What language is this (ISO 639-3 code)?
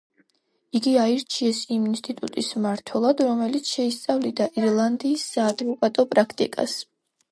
kat